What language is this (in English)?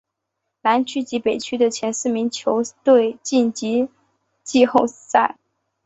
Chinese